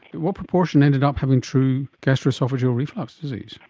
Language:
English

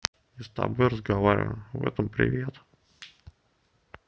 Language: Russian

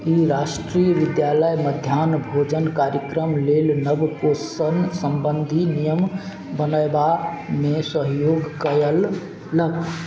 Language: Maithili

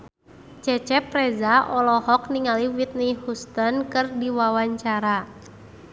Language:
Sundanese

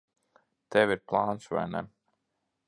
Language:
Latvian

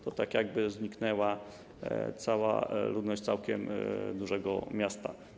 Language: Polish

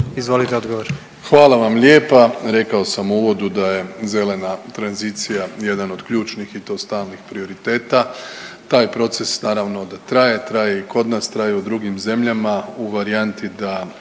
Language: Croatian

